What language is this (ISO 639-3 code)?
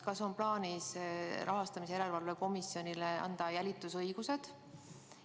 est